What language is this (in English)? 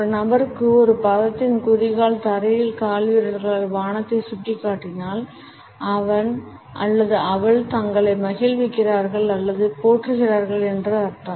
Tamil